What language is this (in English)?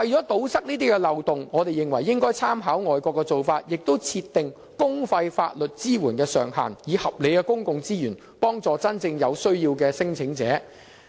Cantonese